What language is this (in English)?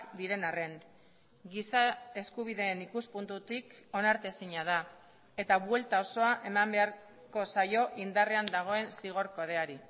Basque